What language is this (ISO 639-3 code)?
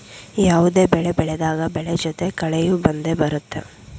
kan